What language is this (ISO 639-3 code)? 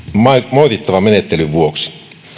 fin